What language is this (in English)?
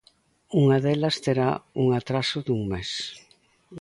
Galician